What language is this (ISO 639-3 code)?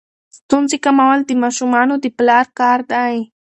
pus